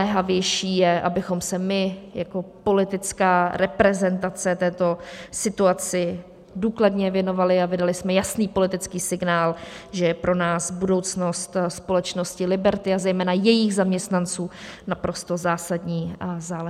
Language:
Czech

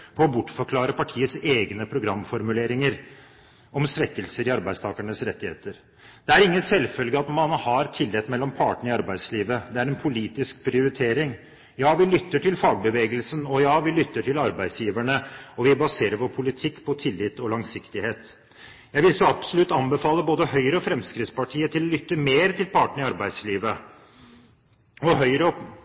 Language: Norwegian Bokmål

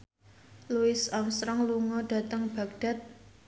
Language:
Javanese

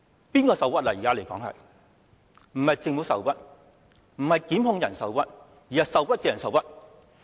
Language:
Cantonese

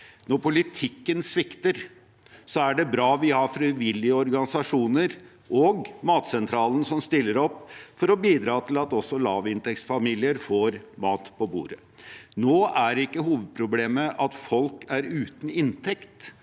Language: Norwegian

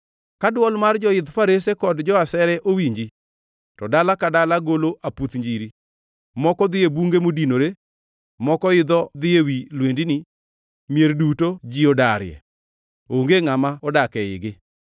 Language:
Luo (Kenya and Tanzania)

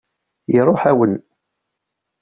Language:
Kabyle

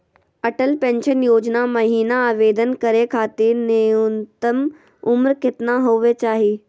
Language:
Magahi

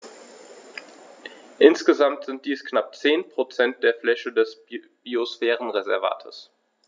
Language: German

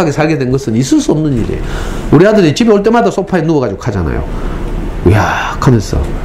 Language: Korean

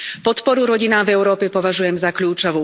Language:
Slovak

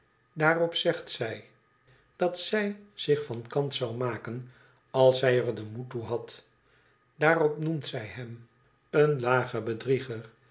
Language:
Dutch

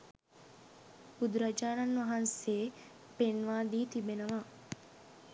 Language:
Sinhala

